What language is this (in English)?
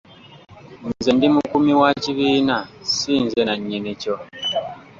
Ganda